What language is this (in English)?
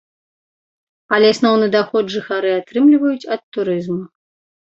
Belarusian